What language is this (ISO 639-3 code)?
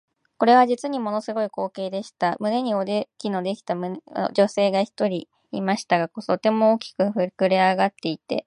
jpn